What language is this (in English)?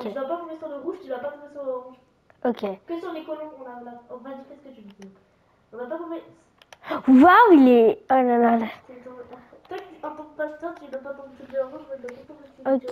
French